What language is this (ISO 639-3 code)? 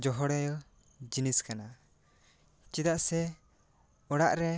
sat